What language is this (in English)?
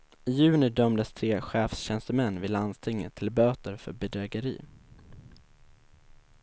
Swedish